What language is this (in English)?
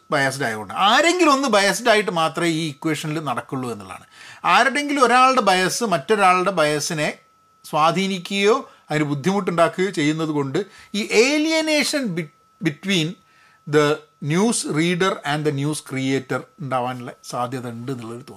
Malayalam